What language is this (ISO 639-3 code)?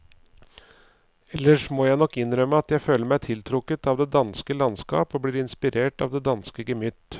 nor